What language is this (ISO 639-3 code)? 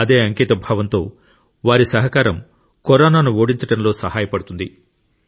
tel